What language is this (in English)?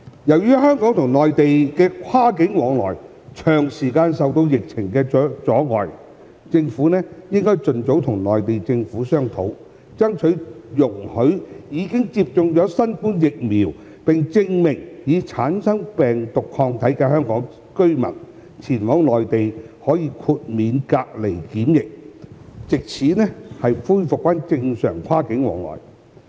Cantonese